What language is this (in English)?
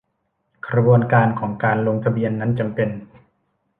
Thai